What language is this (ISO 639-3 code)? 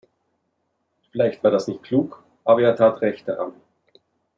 deu